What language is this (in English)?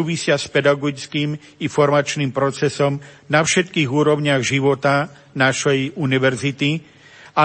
Slovak